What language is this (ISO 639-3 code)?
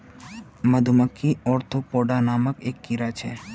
mag